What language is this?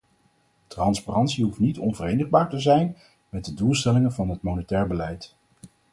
Dutch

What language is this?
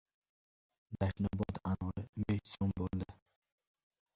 Uzbek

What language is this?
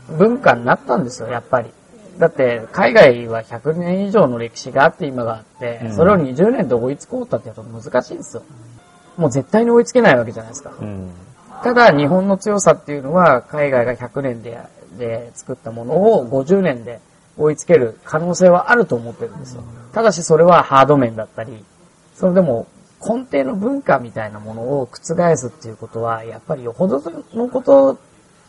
Japanese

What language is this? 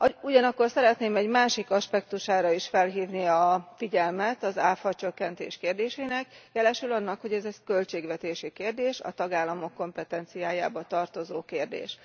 Hungarian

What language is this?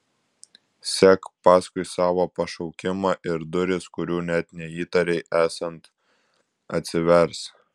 Lithuanian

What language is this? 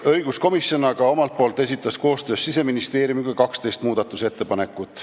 Estonian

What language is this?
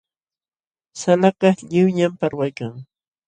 Jauja Wanca Quechua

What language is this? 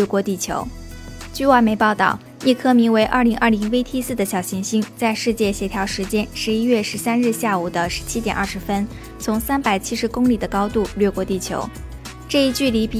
Chinese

